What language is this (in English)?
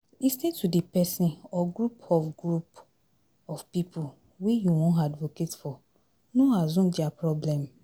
Nigerian Pidgin